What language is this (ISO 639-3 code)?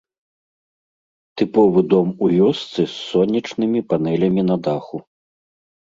bel